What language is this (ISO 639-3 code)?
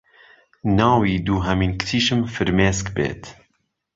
ckb